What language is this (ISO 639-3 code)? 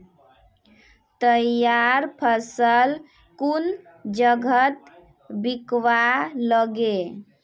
mag